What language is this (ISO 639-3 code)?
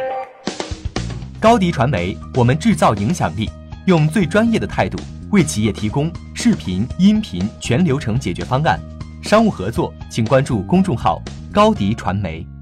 zho